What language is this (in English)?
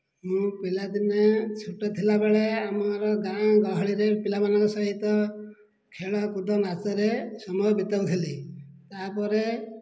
Odia